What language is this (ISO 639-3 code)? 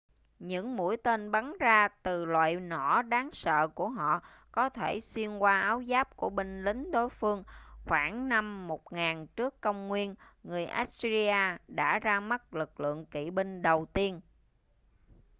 vie